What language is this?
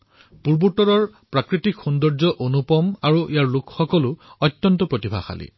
Assamese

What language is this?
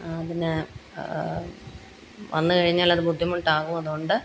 Malayalam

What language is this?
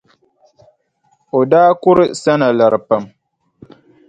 Dagbani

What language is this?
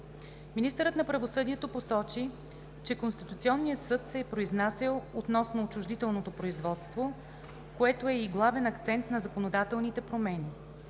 Bulgarian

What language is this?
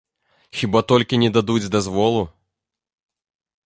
Belarusian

